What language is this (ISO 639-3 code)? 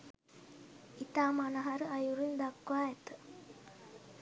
sin